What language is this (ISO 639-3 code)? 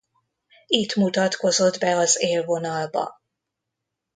hun